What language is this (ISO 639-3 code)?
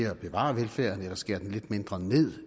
dan